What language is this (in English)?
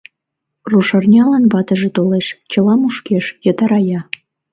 Mari